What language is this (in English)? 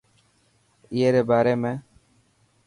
Dhatki